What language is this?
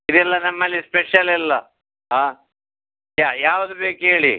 Kannada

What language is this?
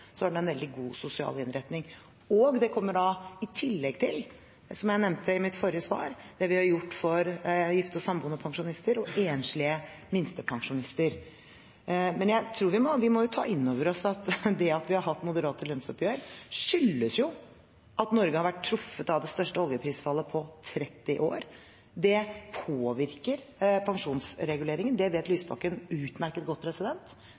Norwegian Bokmål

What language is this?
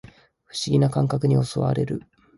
Japanese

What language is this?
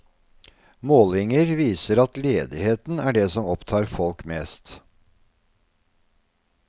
Norwegian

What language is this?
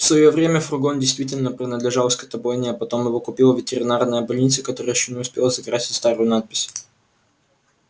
Russian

